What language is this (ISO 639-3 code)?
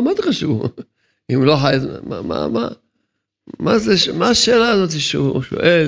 heb